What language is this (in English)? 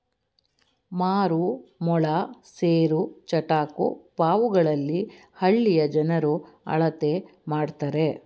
Kannada